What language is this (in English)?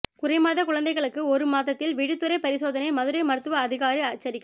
Tamil